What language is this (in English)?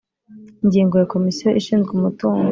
Kinyarwanda